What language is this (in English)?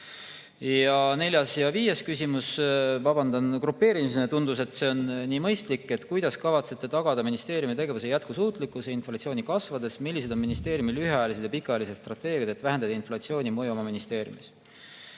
Estonian